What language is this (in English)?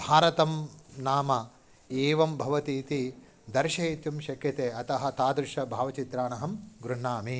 Sanskrit